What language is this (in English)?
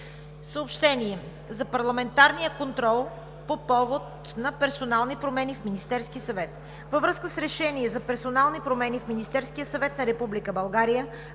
Bulgarian